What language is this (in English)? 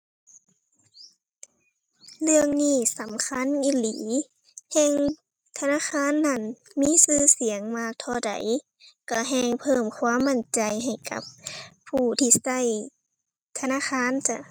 Thai